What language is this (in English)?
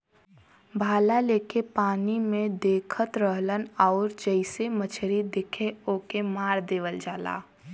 Bhojpuri